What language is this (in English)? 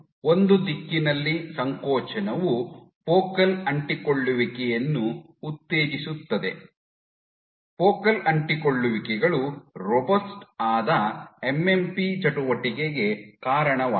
Kannada